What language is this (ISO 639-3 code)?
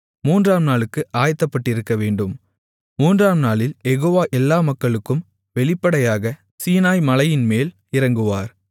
tam